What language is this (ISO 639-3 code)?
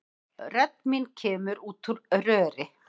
isl